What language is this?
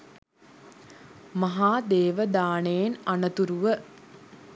Sinhala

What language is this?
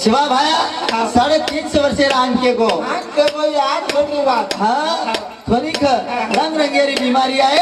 Arabic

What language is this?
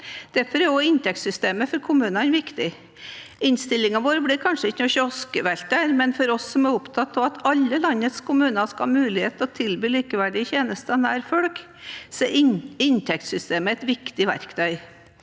Norwegian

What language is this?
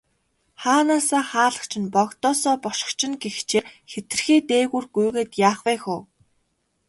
Mongolian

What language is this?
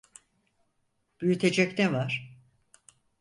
Turkish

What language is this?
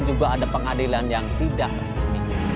Indonesian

